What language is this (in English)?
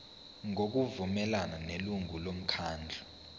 Zulu